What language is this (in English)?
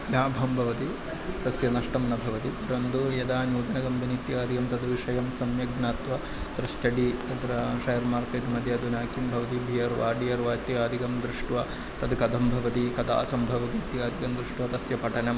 Sanskrit